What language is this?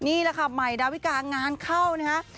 Thai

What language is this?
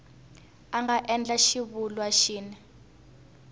Tsonga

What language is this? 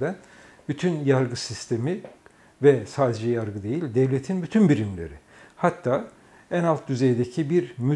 Turkish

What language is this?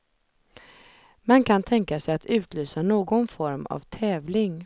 Swedish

